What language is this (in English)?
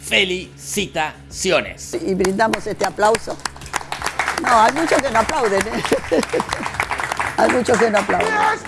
Spanish